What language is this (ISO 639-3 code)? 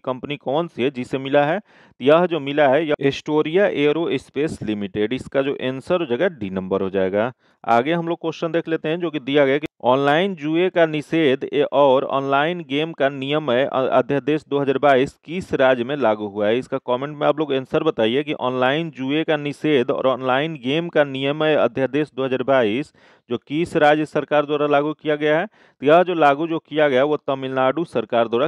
hin